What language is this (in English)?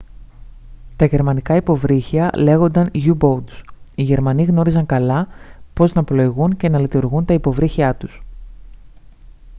Greek